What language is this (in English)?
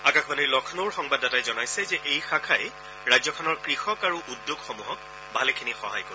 Assamese